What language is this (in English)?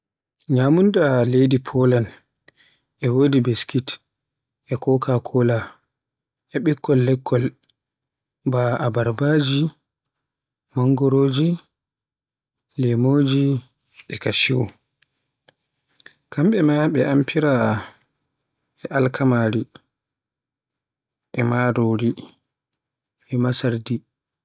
Borgu Fulfulde